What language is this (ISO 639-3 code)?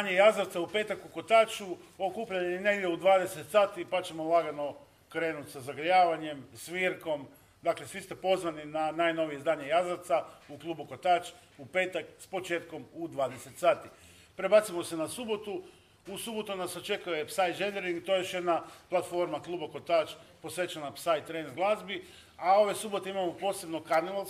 hrv